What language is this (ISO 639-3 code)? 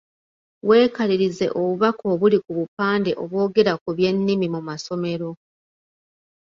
lug